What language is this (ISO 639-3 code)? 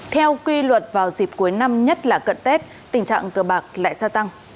vie